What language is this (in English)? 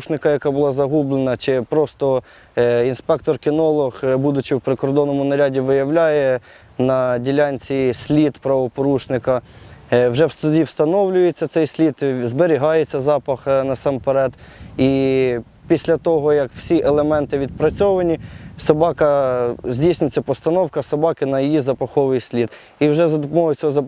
Ukrainian